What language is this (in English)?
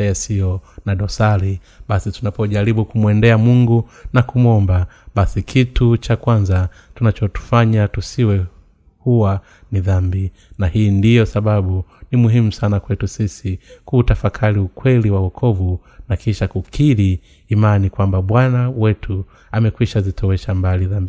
Swahili